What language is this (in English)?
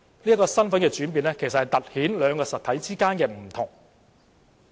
Cantonese